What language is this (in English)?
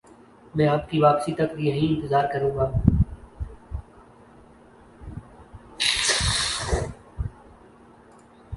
Urdu